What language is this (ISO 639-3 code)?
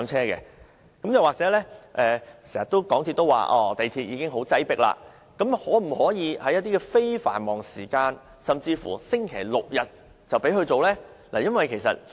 yue